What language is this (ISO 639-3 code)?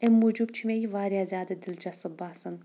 kas